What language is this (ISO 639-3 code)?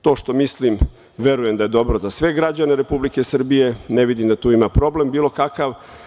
srp